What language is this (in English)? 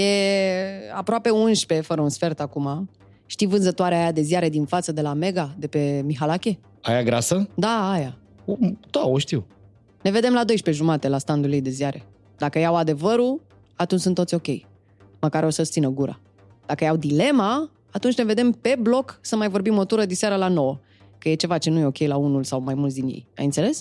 Romanian